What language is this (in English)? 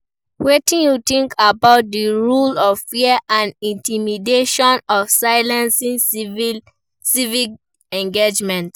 Nigerian Pidgin